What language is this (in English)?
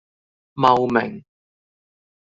Cantonese